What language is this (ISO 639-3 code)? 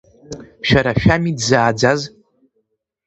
abk